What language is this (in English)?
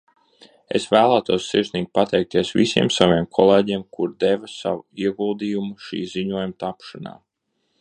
Latvian